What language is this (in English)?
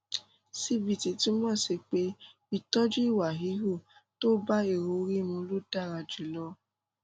Yoruba